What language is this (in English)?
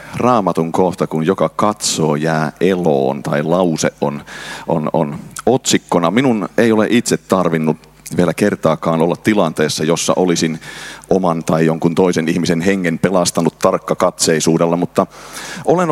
Finnish